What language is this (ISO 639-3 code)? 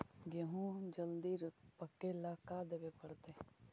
mag